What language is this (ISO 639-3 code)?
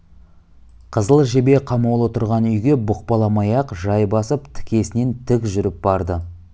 kaz